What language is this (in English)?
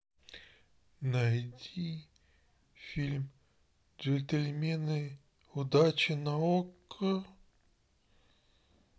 Russian